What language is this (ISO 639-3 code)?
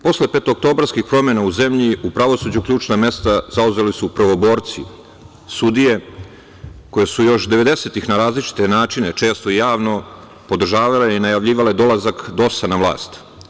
srp